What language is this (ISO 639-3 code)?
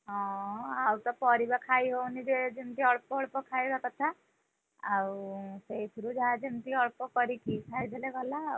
ori